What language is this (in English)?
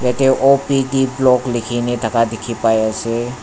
Naga Pidgin